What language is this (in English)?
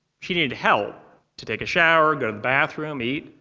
English